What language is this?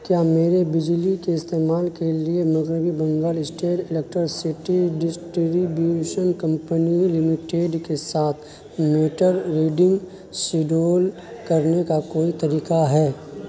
Urdu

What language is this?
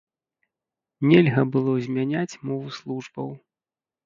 Belarusian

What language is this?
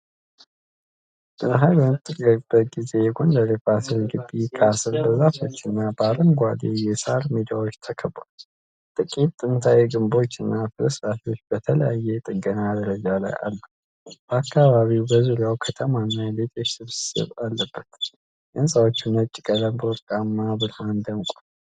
Amharic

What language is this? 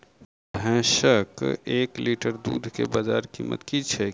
Maithili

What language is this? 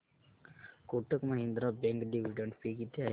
Marathi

